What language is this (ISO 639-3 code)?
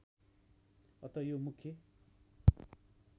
nep